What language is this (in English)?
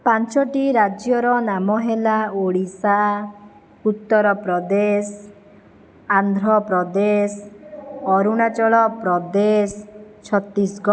Odia